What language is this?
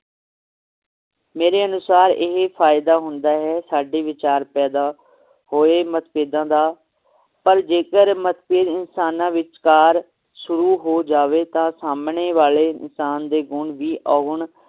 Punjabi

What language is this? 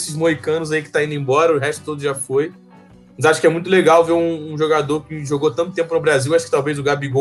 Portuguese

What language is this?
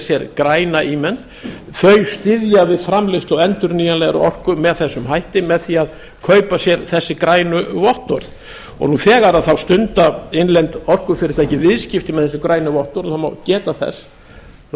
Icelandic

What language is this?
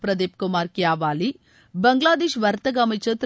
Tamil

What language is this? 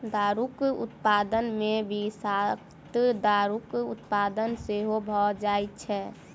Maithili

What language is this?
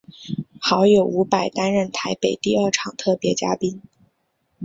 Chinese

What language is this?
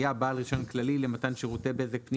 Hebrew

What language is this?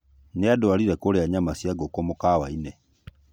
Kikuyu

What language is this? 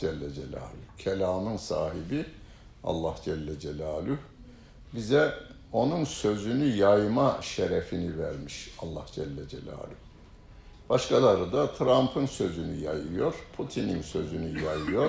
Turkish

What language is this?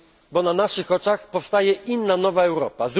Polish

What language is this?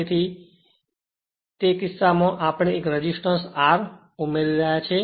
Gujarati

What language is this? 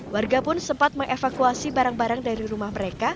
Indonesian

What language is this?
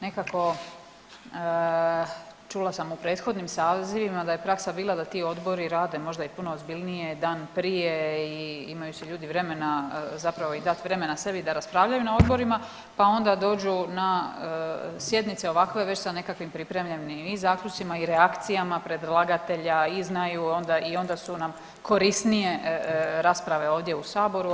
Croatian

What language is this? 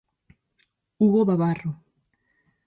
Galician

